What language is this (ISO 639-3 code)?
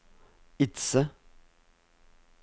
nor